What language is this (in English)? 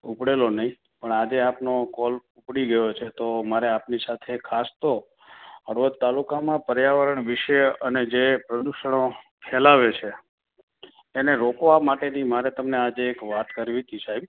Gujarati